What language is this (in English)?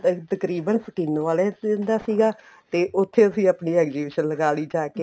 Punjabi